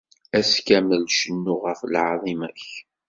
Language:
Kabyle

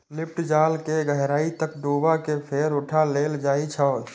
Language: Maithili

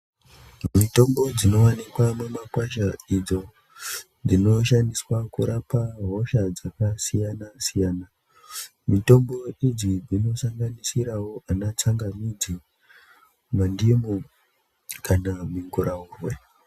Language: Ndau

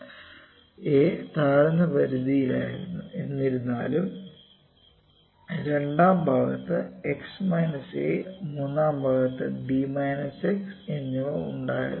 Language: Malayalam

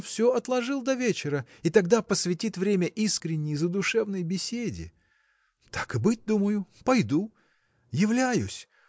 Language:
Russian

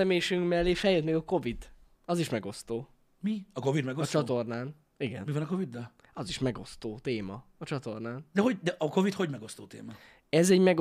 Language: Hungarian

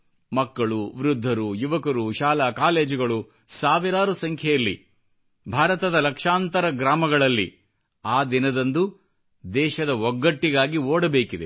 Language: Kannada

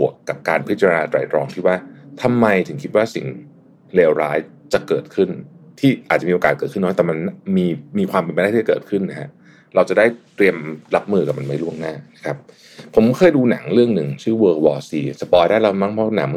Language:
Thai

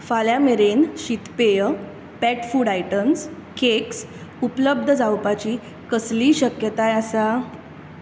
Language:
Konkani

